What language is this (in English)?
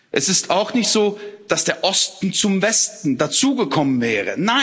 German